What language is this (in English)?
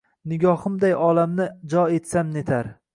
Uzbek